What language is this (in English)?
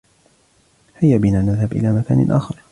Arabic